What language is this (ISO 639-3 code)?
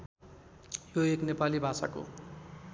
nep